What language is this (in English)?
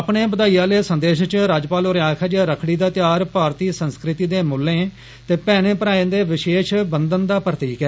Dogri